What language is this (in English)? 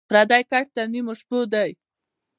Pashto